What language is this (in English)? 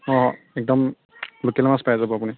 Assamese